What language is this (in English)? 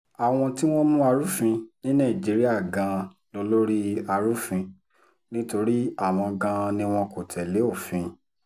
Yoruba